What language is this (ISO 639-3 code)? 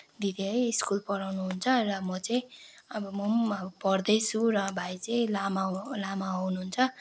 nep